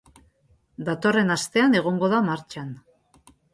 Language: Basque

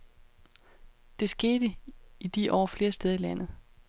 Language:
Danish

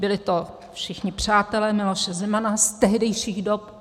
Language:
Czech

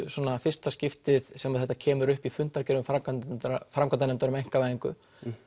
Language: Icelandic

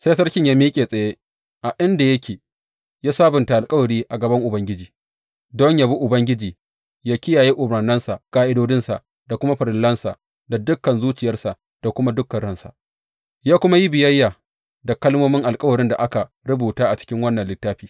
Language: Hausa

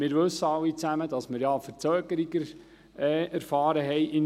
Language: Swiss German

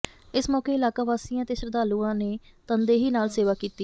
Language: Punjabi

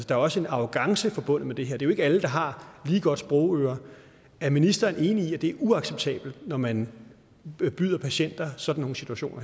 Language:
Danish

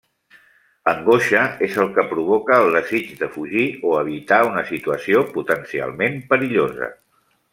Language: Catalan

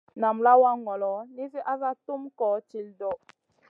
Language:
Masana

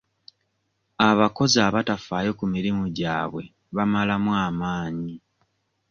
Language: Ganda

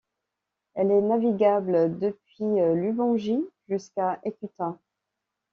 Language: French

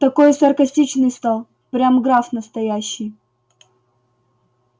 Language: Russian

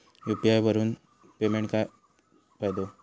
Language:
Marathi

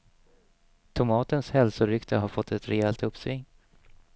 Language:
Swedish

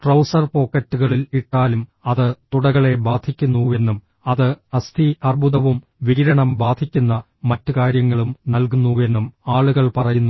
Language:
Malayalam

